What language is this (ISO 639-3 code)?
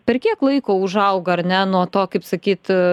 lit